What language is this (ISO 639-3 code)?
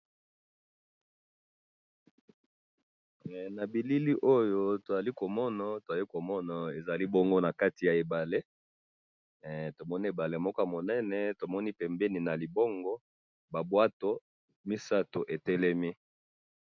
lin